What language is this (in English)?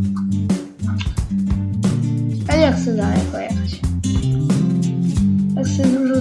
Polish